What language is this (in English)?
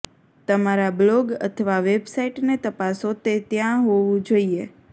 Gujarati